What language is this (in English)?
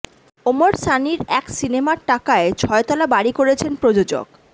Bangla